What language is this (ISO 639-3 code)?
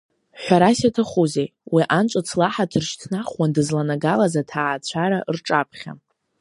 abk